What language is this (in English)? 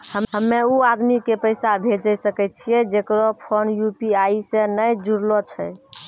Maithili